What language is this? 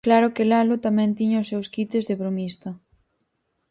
Galician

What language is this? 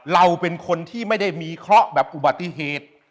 Thai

